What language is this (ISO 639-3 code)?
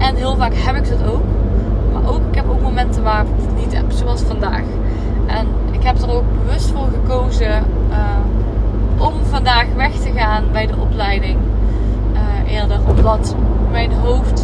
nld